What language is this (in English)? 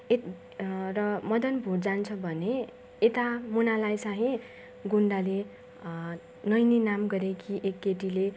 Nepali